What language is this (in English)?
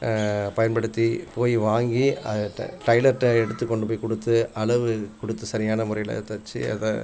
Tamil